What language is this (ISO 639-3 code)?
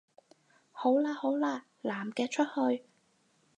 yue